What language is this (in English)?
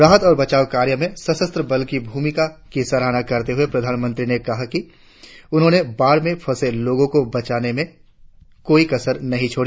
Hindi